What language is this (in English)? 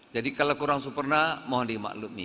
Indonesian